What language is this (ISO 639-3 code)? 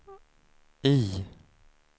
swe